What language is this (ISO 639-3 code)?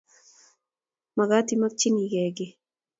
kln